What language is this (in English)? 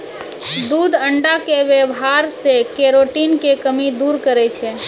Maithili